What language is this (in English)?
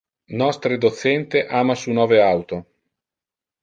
Interlingua